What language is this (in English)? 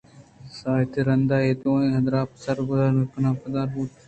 Eastern Balochi